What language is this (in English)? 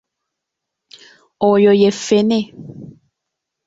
Ganda